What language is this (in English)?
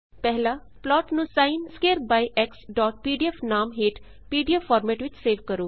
Punjabi